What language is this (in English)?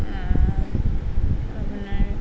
Assamese